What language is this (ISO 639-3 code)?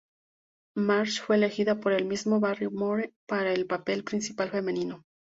spa